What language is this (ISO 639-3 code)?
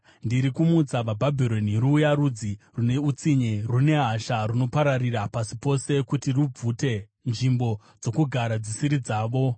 sna